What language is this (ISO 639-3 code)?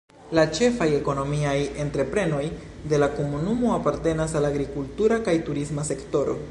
epo